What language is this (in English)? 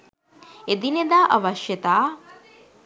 Sinhala